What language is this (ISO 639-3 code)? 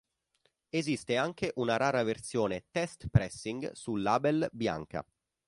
ita